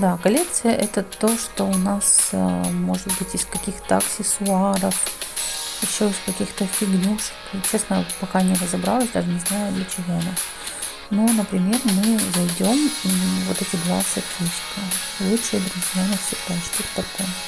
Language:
Russian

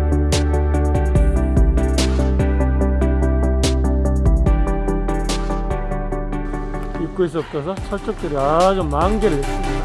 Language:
Korean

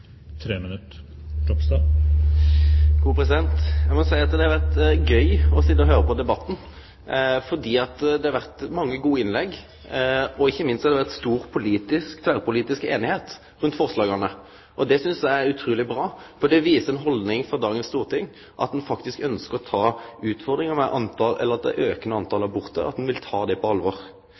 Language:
Norwegian Nynorsk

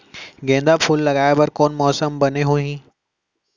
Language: Chhattisgarhi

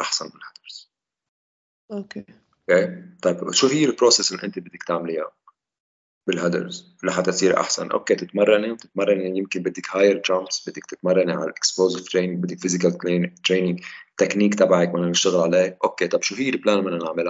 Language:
Arabic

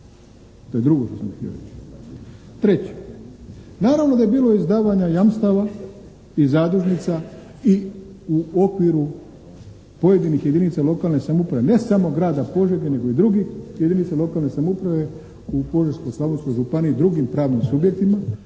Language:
Croatian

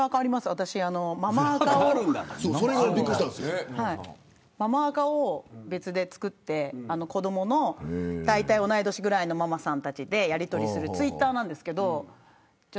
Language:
Japanese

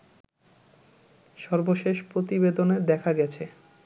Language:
Bangla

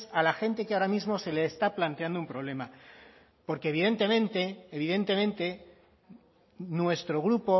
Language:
Spanish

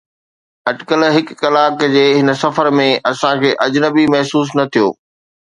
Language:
Sindhi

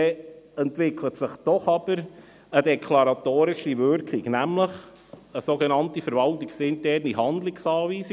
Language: Swiss German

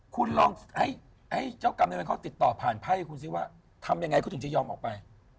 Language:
Thai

